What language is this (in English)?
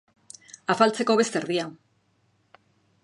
Basque